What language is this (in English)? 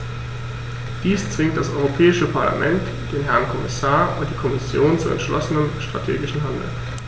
German